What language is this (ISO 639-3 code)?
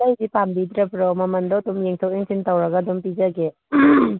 mni